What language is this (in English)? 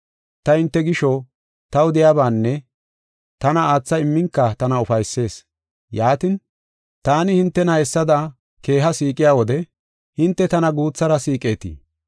Gofa